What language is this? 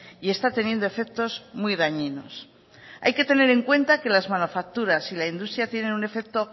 Spanish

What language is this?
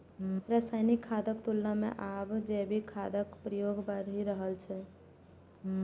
Maithili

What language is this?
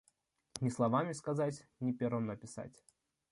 Russian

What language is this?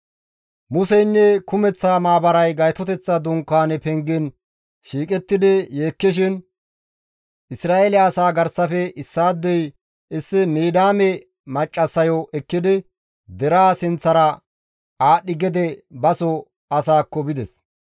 Gamo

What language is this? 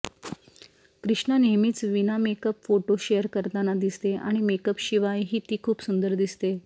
Marathi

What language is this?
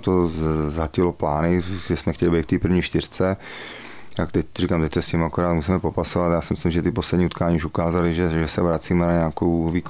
Czech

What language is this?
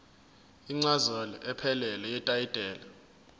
Zulu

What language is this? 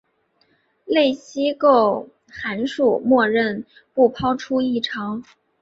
Chinese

